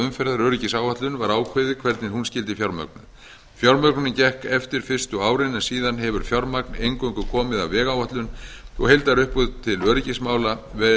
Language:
Icelandic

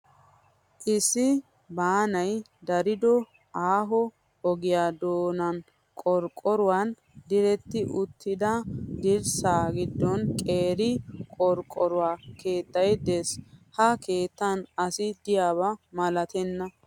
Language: Wolaytta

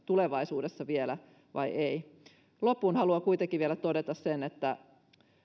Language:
Finnish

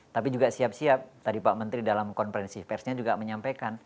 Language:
Indonesian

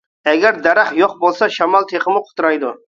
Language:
Uyghur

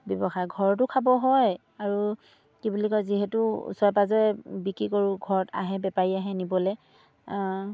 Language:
Assamese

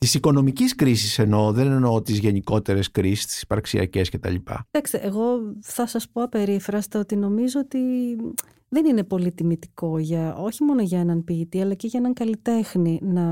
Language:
Greek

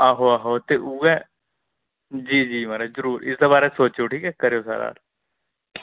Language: Dogri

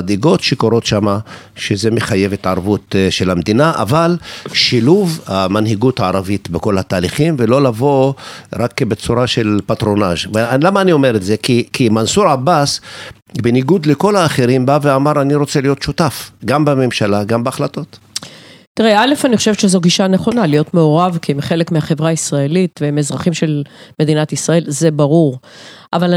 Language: Hebrew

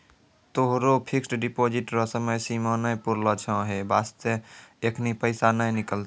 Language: Maithili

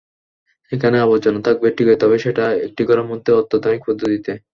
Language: Bangla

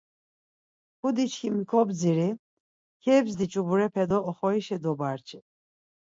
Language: Laz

